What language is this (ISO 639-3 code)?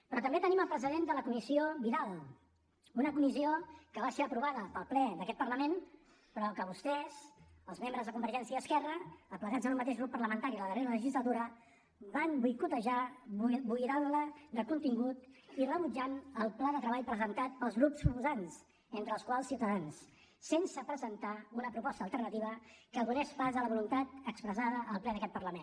cat